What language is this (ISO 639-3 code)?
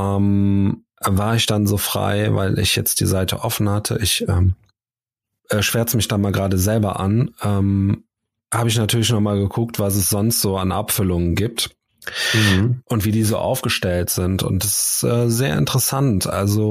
deu